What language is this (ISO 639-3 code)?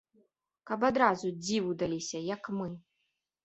bel